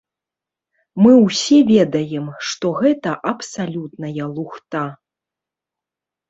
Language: Belarusian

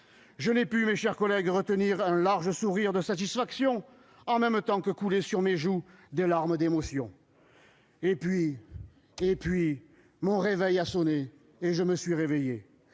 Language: French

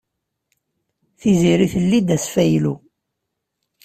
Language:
Kabyle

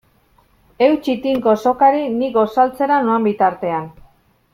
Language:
Basque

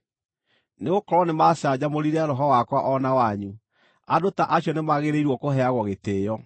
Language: Kikuyu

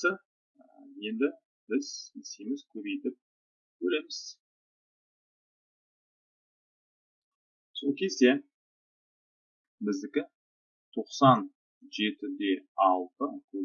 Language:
Turkish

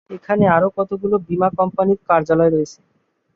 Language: Bangla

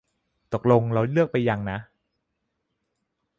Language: Thai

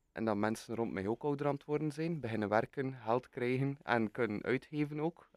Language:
Dutch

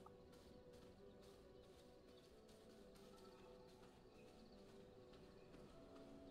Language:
Turkish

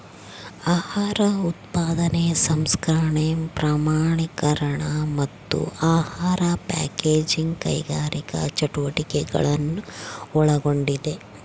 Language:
Kannada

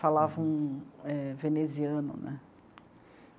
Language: Portuguese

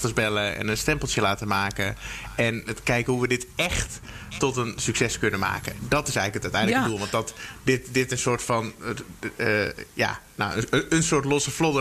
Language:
Dutch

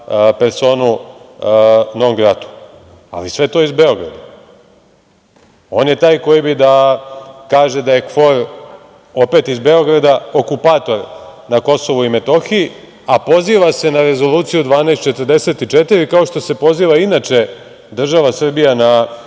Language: Serbian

